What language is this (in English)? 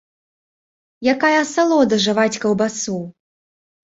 Belarusian